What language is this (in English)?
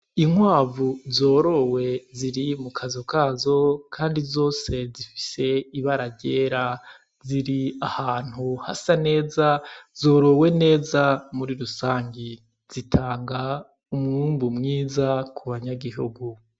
Rundi